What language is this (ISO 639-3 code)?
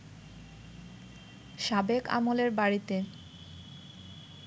ben